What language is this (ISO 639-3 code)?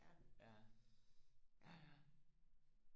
dan